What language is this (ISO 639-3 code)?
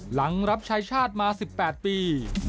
tha